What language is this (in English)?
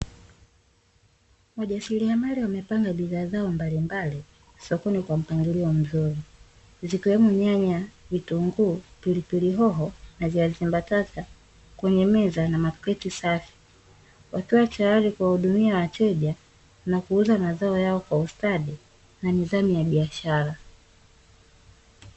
Swahili